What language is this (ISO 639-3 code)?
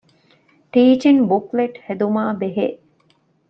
div